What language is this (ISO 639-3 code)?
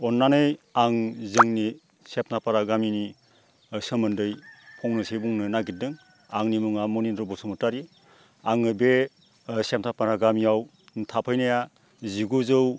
brx